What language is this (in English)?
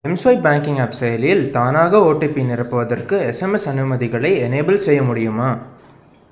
Tamil